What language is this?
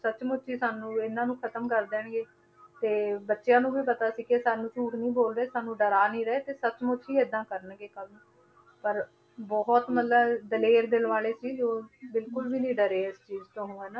Punjabi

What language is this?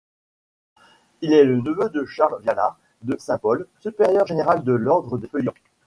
French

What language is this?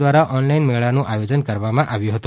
Gujarati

